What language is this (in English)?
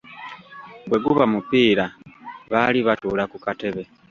Ganda